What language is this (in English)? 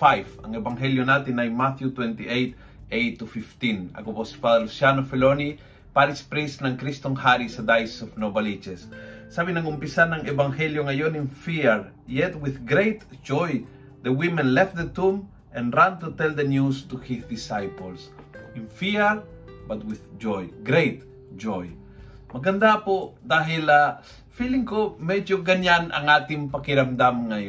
Filipino